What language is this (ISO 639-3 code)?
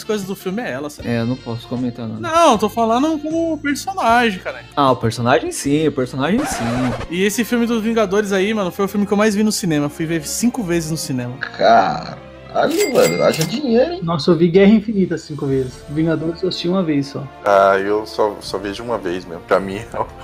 por